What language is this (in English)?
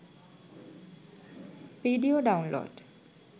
Sinhala